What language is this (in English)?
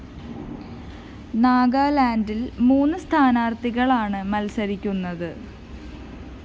Malayalam